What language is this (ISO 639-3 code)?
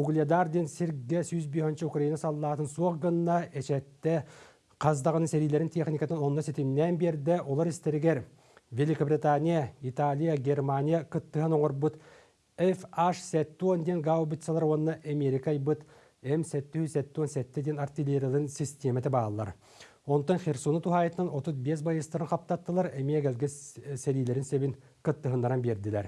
tur